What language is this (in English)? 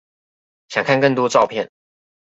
Chinese